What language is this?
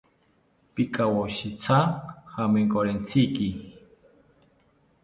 South Ucayali Ashéninka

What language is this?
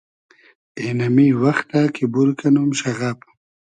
Hazaragi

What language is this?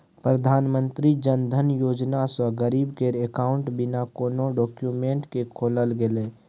Maithili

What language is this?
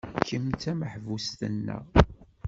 Kabyle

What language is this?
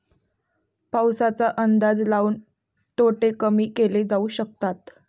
Marathi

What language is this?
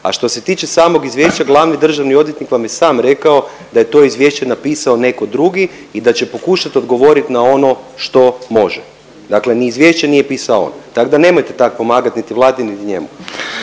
Croatian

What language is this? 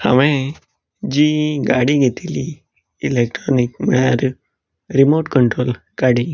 Konkani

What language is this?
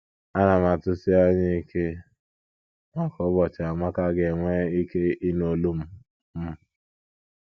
Igbo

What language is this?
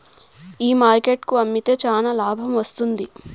Telugu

